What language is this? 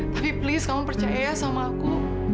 Indonesian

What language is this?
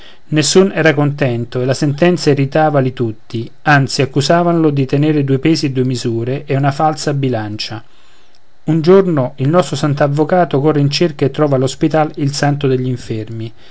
Italian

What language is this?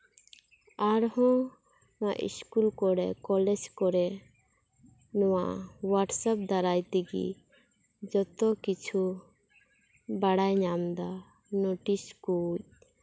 Santali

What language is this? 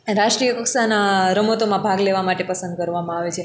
Gujarati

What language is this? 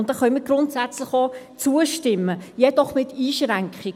Swiss German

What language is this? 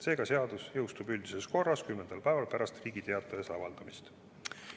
Estonian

